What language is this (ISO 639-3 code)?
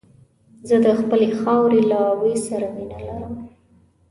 pus